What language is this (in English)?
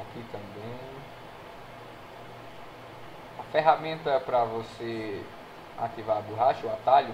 Portuguese